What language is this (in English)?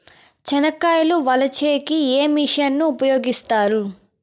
Telugu